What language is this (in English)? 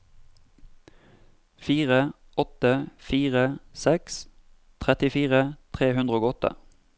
Norwegian